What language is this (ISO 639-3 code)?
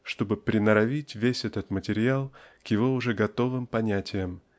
rus